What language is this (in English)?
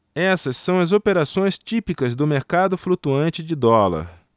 Portuguese